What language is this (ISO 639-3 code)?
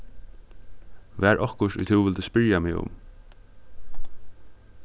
fao